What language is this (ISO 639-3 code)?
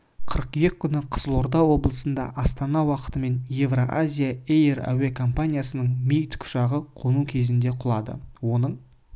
kaz